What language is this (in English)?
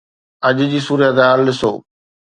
Sindhi